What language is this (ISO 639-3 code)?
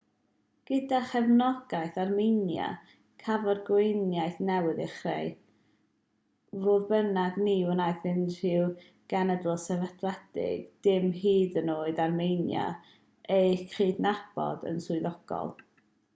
cym